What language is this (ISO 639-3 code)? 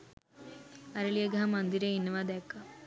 sin